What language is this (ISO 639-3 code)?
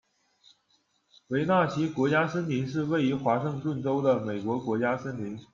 zho